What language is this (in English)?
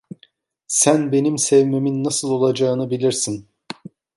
Turkish